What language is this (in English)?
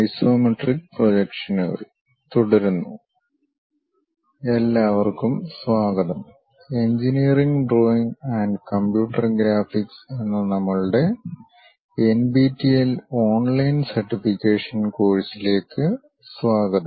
Malayalam